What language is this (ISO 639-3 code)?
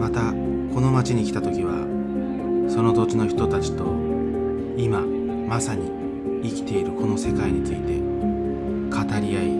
jpn